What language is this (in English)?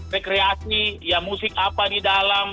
Indonesian